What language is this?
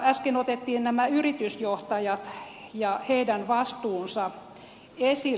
Finnish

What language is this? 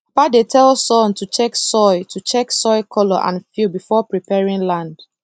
Nigerian Pidgin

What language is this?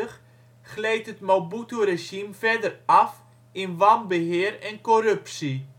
Dutch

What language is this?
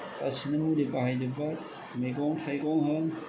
Bodo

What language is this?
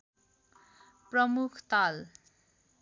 Nepali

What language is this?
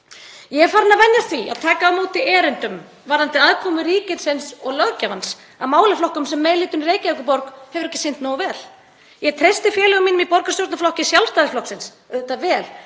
Icelandic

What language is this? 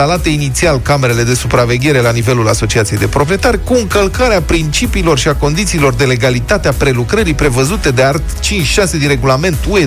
Romanian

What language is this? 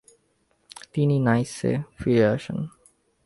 Bangla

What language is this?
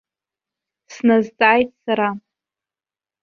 Abkhazian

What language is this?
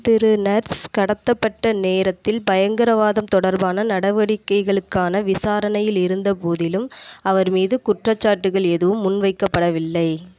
Tamil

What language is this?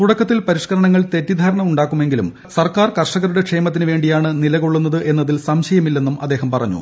Malayalam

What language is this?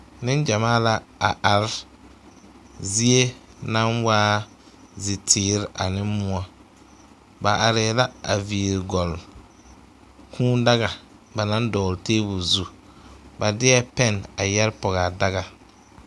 Southern Dagaare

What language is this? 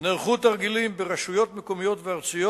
Hebrew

